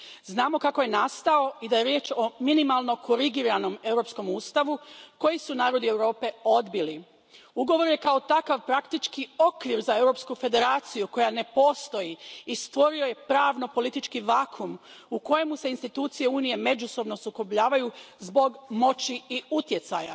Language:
Croatian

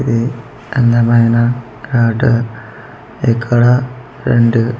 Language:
Telugu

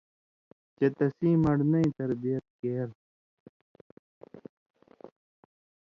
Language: Indus Kohistani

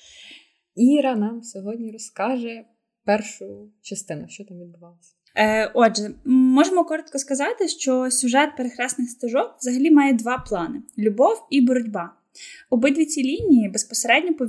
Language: Ukrainian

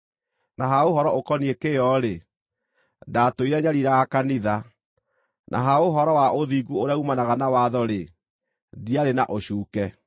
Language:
Kikuyu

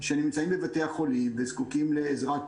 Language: Hebrew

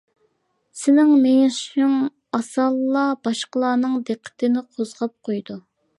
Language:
Uyghur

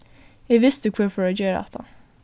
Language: Faroese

